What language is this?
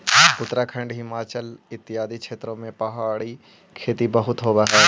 Magahi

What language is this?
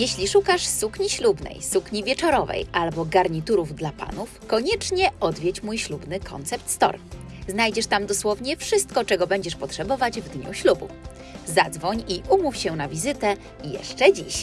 Polish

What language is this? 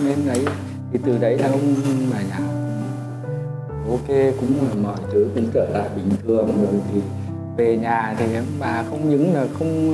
Vietnamese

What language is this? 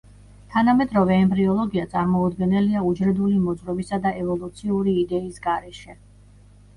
Georgian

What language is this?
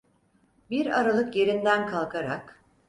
Turkish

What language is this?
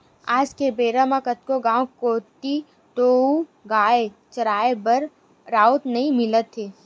Chhattisgarhi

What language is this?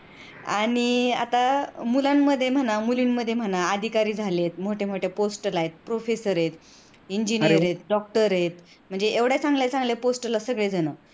Marathi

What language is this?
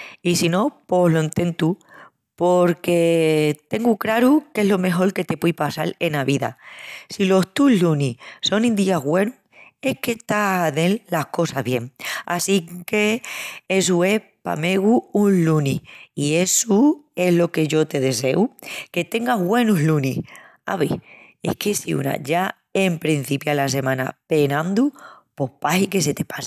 Extremaduran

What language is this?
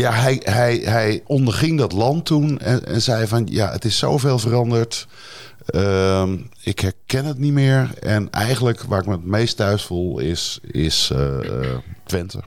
Dutch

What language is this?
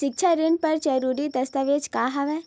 Chhattisgarhi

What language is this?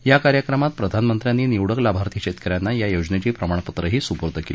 Marathi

